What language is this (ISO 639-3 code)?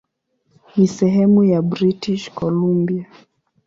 swa